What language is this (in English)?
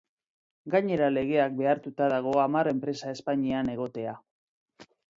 Basque